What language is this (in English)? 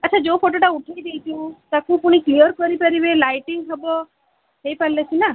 Odia